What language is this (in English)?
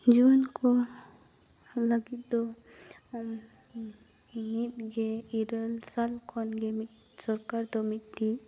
Santali